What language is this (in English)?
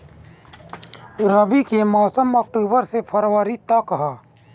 Bhojpuri